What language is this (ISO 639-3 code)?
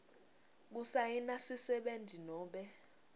ssw